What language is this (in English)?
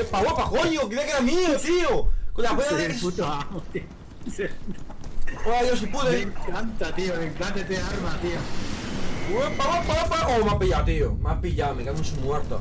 Spanish